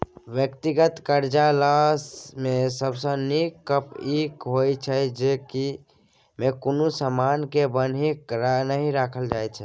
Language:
Maithili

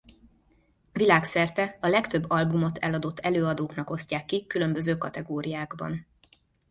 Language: Hungarian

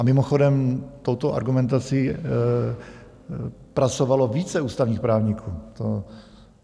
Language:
Czech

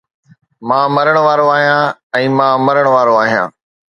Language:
Sindhi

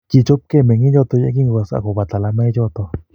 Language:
Kalenjin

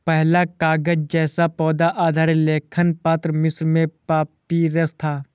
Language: Hindi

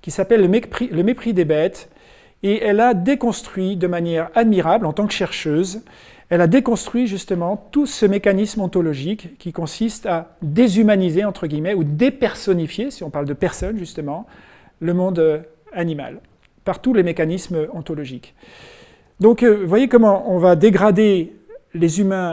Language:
French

